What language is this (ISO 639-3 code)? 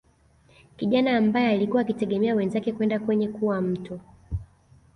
swa